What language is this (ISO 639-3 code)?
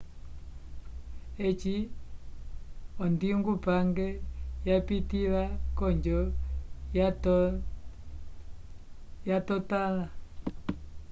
umb